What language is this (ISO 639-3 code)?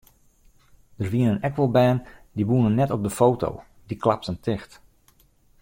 fry